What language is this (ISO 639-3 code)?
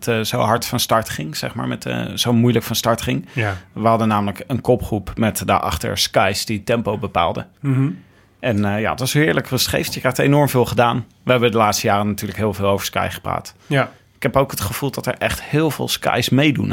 nld